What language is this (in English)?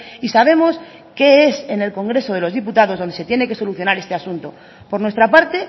Spanish